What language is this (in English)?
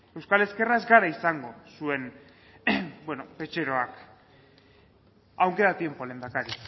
Basque